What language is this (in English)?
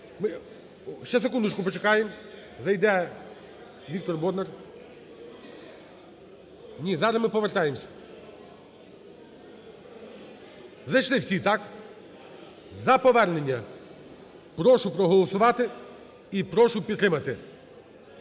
Ukrainian